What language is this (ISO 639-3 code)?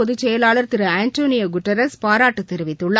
tam